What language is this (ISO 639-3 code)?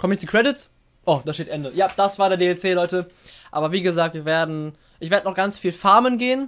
deu